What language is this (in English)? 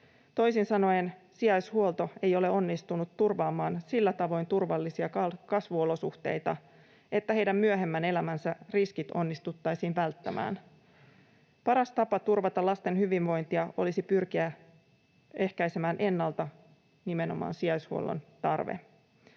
Finnish